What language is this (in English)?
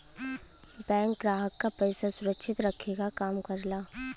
Bhojpuri